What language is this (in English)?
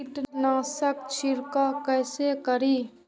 Maithili